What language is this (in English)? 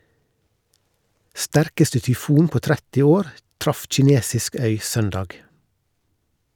Norwegian